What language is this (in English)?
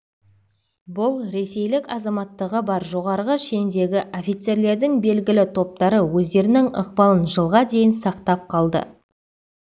Kazakh